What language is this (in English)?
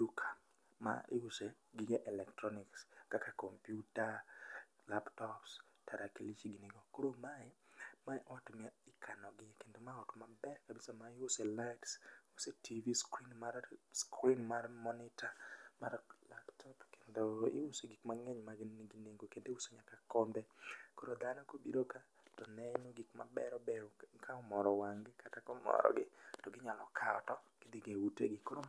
Luo (Kenya and Tanzania)